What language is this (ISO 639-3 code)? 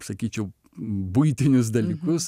lit